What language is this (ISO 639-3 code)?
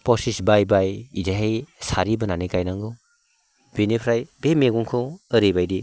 brx